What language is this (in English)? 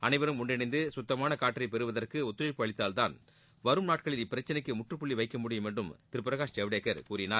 Tamil